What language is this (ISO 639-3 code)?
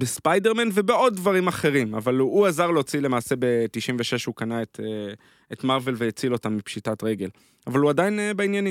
heb